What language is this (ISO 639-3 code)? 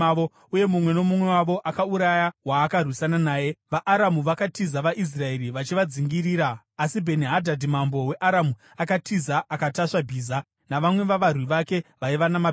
sna